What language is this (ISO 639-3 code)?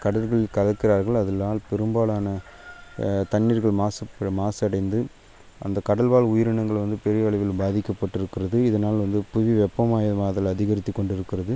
tam